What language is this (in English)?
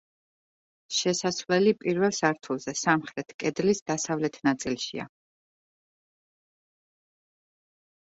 Georgian